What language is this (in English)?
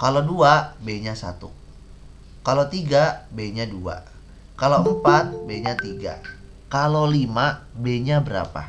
Indonesian